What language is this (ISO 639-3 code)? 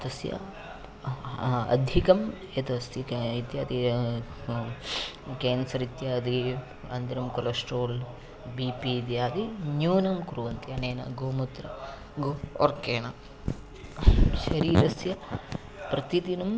san